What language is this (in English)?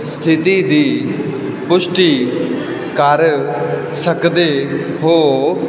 Punjabi